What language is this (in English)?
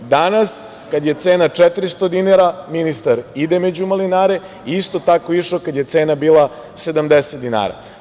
Serbian